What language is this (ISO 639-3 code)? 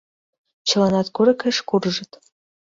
chm